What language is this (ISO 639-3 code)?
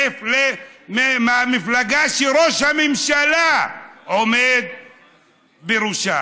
heb